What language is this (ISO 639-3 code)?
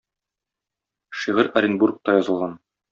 tat